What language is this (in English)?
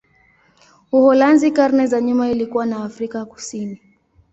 Swahili